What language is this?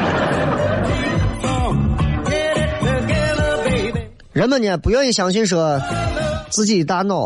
Chinese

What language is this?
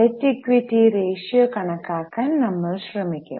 Malayalam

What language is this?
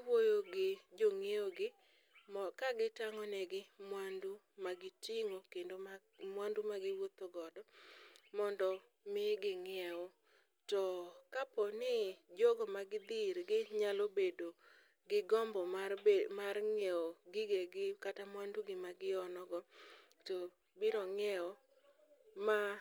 Luo (Kenya and Tanzania)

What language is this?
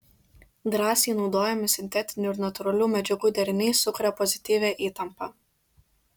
Lithuanian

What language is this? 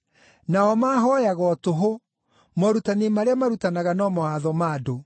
Kikuyu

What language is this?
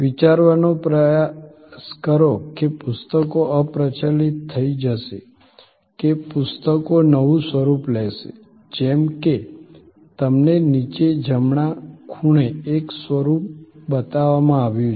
Gujarati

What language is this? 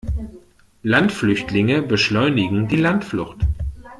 German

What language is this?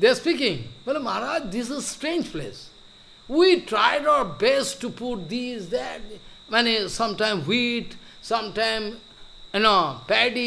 English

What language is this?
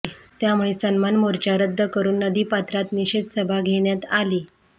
Marathi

